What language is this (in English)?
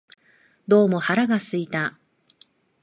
Japanese